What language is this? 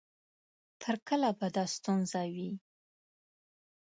Pashto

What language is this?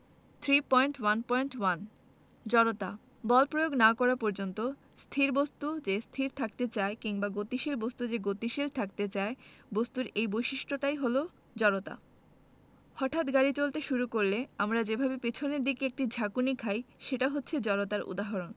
Bangla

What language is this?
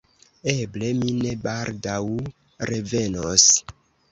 Esperanto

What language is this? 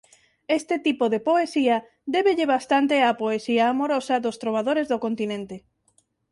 Galician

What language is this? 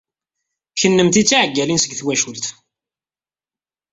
Kabyle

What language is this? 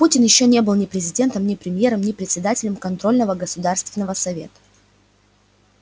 Russian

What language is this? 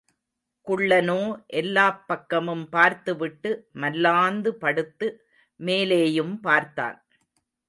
Tamil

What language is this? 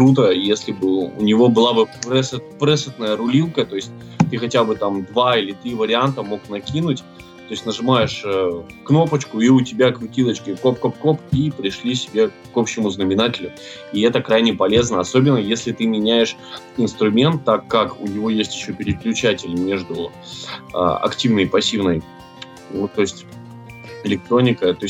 Russian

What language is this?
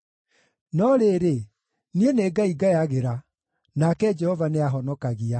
Kikuyu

